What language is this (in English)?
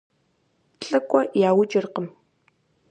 Kabardian